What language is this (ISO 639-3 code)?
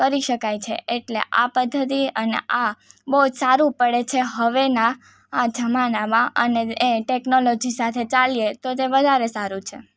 guj